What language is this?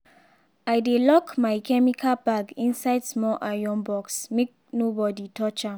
Nigerian Pidgin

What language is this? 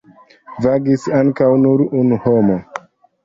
Esperanto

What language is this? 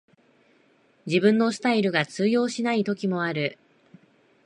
Japanese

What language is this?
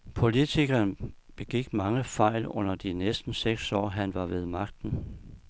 Danish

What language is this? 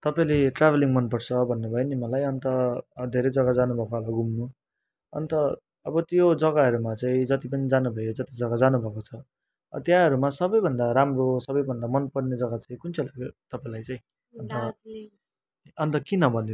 Nepali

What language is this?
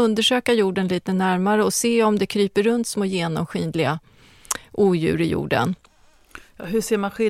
Swedish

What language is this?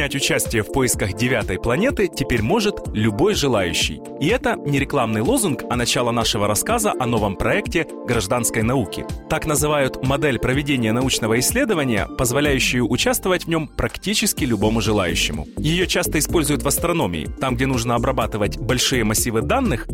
Russian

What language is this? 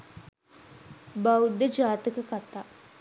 Sinhala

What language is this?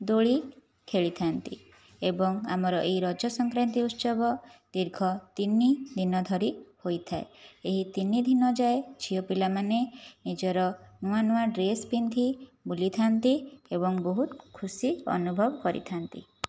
Odia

